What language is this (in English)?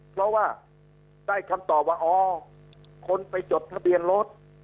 Thai